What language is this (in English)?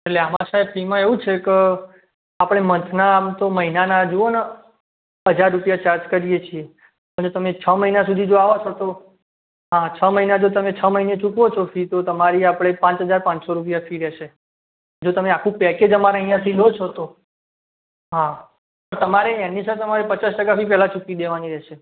Gujarati